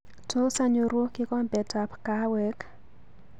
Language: Kalenjin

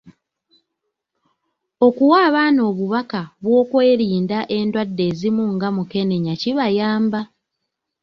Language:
Ganda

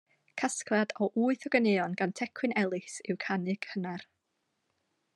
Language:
Welsh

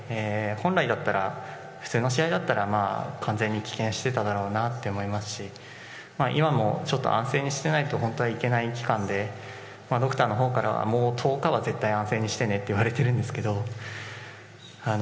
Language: Japanese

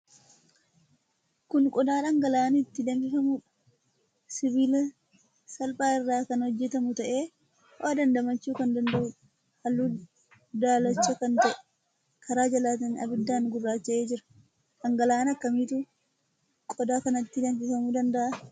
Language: Oromo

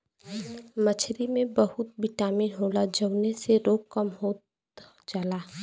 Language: Bhojpuri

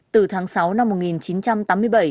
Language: Vietnamese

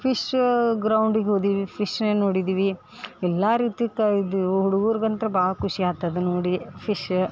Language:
Kannada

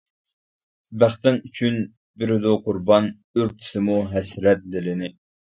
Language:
Uyghur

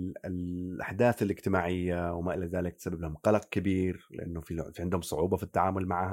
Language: Arabic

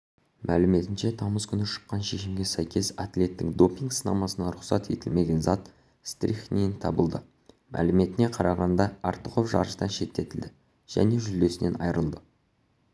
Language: Kazakh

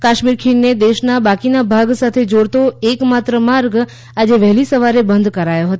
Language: Gujarati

